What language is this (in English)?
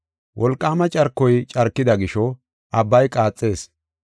Gofa